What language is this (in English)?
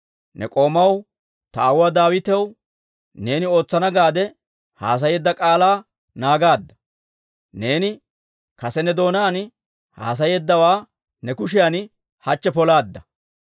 Dawro